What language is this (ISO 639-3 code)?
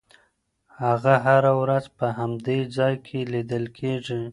pus